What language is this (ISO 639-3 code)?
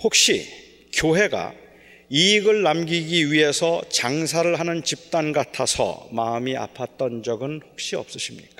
kor